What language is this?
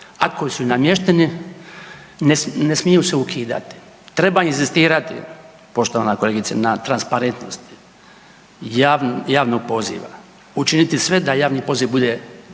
Croatian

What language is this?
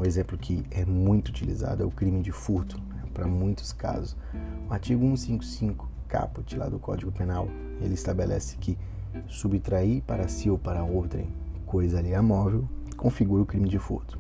Portuguese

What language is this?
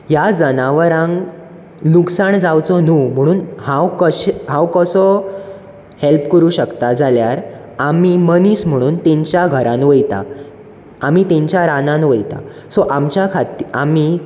Konkani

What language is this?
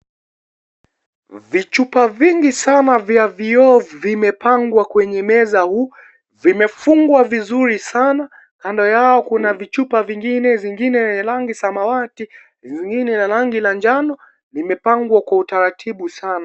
Swahili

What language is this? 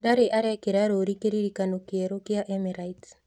Kikuyu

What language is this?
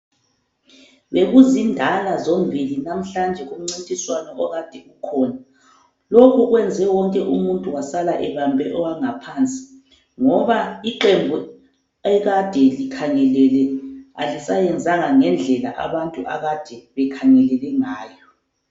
North Ndebele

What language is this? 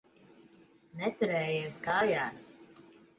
Latvian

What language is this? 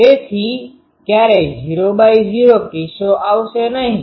Gujarati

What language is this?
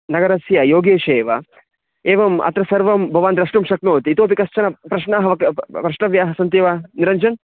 Sanskrit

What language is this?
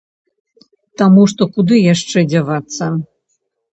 Belarusian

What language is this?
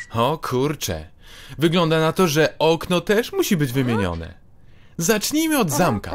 Polish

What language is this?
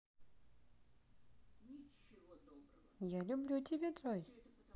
Russian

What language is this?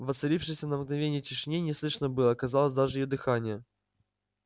Russian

